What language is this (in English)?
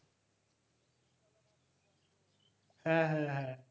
Bangla